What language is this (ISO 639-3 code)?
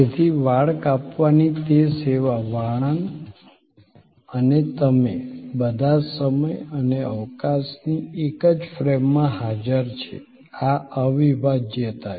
guj